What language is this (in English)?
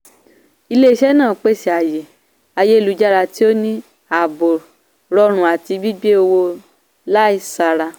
Yoruba